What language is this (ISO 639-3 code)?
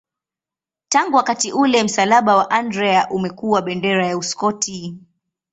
swa